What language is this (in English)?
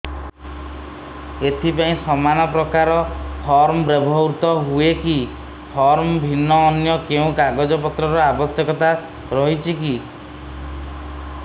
Odia